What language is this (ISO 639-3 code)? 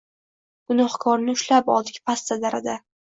uzb